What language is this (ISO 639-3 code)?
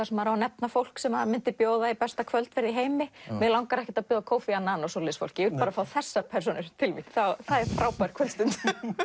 isl